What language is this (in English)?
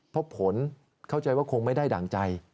Thai